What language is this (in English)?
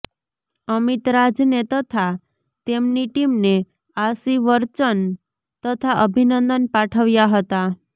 Gujarati